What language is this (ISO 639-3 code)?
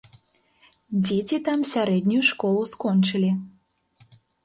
bel